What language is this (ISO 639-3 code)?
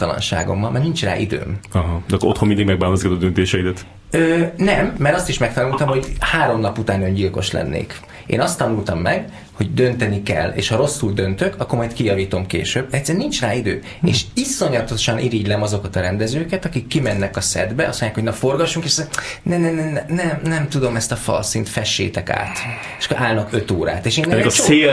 hun